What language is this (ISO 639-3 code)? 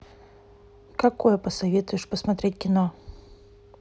rus